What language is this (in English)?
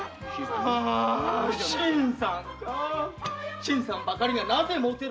Japanese